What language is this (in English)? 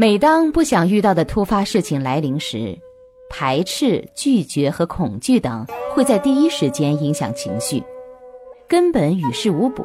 Chinese